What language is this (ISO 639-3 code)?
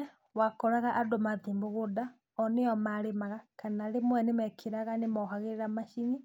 kik